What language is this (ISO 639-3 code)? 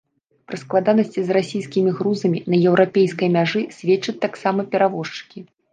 bel